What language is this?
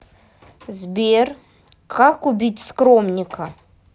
Russian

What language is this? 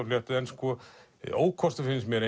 Icelandic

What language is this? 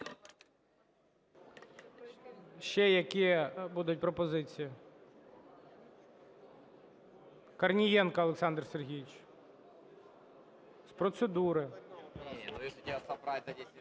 Ukrainian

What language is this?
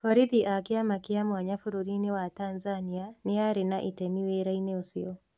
Kikuyu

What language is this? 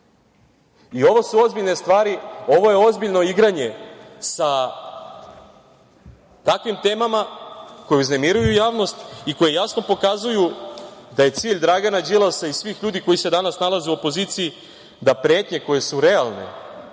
Serbian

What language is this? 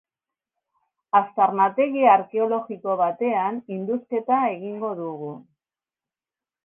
Basque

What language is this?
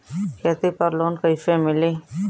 Bhojpuri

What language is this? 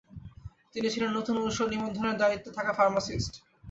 Bangla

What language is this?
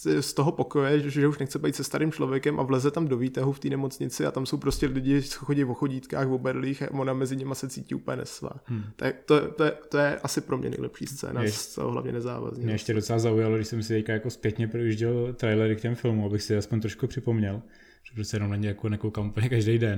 Czech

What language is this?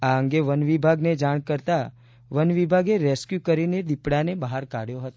Gujarati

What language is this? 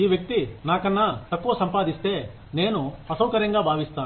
Telugu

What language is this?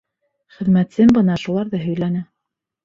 Bashkir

